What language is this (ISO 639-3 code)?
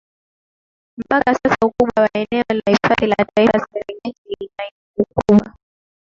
swa